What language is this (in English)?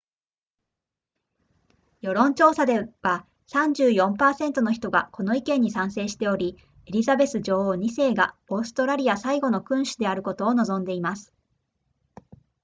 Japanese